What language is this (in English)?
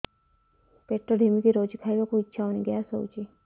Odia